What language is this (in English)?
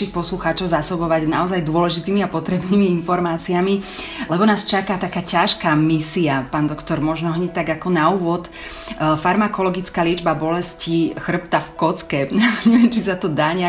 Slovak